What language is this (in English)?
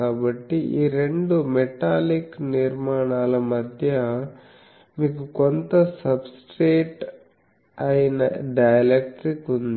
Telugu